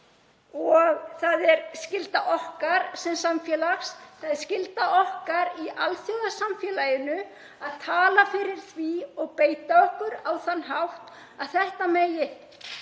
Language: Icelandic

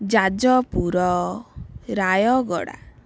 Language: Odia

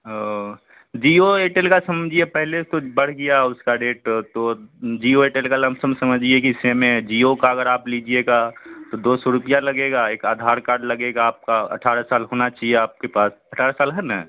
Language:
Urdu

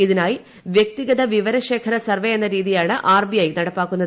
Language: Malayalam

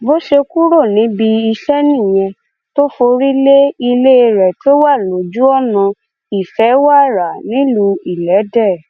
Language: Yoruba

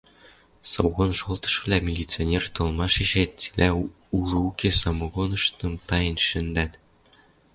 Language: Western Mari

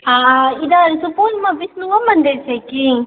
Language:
Maithili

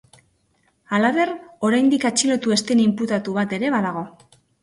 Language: Basque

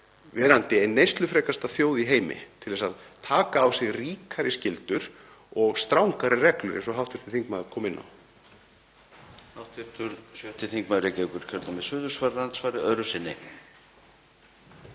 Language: Icelandic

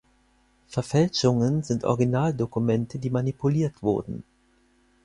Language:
German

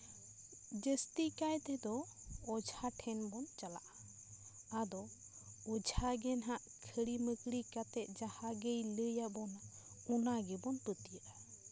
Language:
Santali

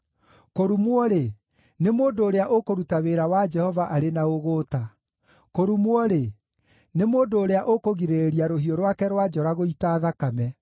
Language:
Kikuyu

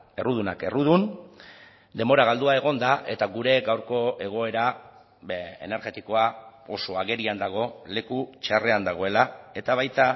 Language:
Basque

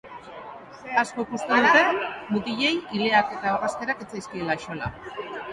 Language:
Basque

